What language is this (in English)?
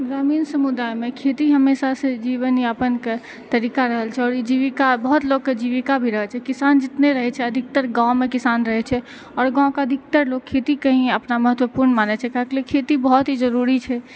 Maithili